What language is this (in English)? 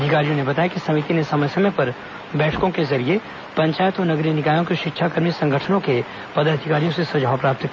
Hindi